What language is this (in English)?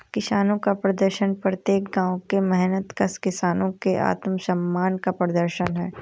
Hindi